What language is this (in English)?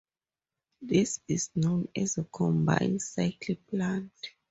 English